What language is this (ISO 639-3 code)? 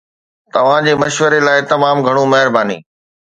snd